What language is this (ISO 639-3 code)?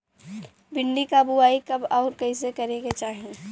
bho